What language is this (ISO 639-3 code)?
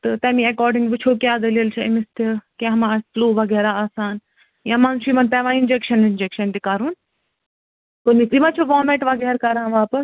kas